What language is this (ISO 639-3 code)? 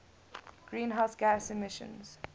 eng